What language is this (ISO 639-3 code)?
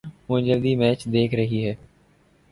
urd